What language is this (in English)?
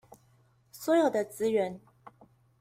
Chinese